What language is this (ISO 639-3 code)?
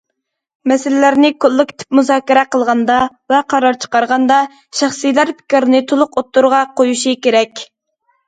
uig